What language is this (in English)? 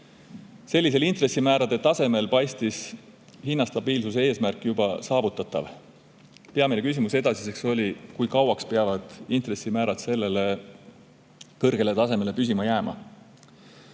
Estonian